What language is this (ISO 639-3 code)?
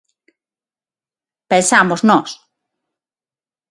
glg